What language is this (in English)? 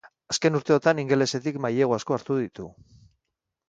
Basque